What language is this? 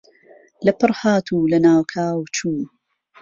Central Kurdish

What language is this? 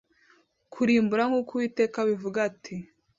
Kinyarwanda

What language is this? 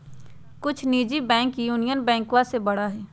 Magahi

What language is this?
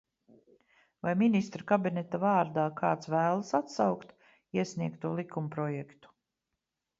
Latvian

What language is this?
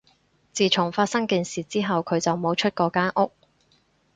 Cantonese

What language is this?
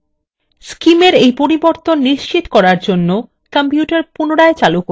Bangla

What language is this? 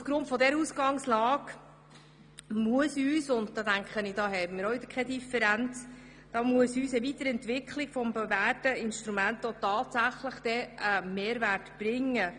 Swiss German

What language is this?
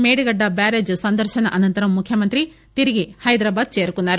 Telugu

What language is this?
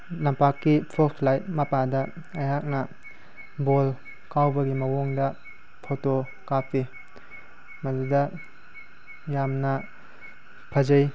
Manipuri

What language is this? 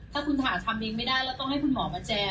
Thai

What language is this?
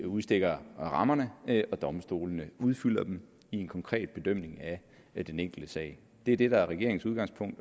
Danish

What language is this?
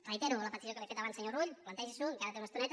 Catalan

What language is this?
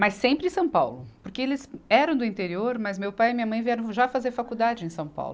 Portuguese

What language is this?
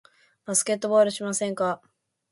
Japanese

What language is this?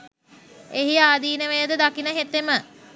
Sinhala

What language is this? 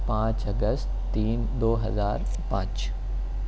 Urdu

